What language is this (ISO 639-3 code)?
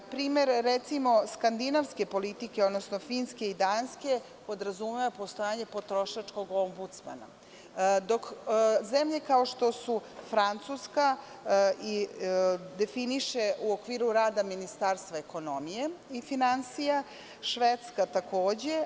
srp